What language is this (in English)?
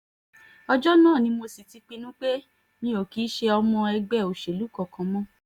Yoruba